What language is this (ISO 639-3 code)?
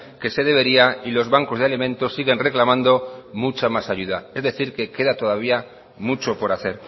spa